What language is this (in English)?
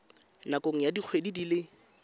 Tswana